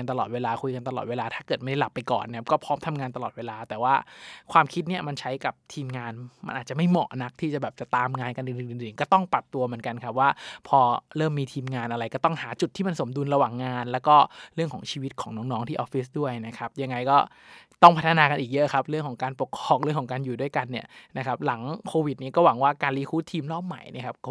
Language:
Thai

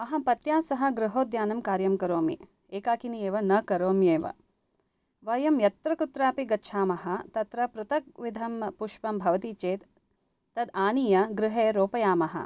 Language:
Sanskrit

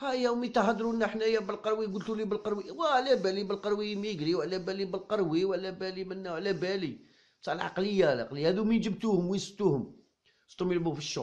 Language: Arabic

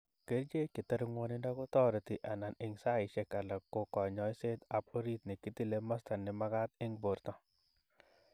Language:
Kalenjin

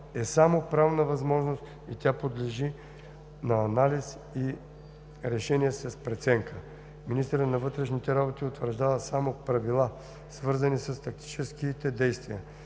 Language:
Bulgarian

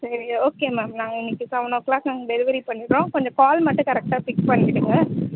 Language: Tamil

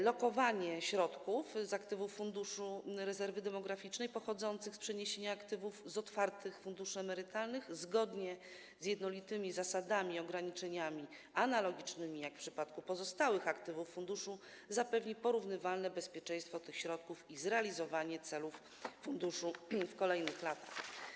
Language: Polish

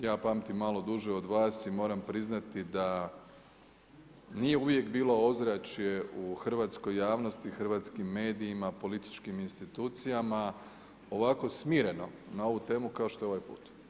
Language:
Croatian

